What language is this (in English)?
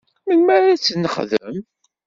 Kabyle